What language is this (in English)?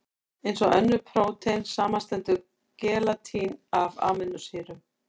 Icelandic